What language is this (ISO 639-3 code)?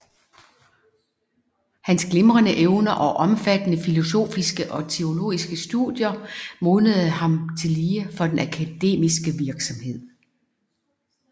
dan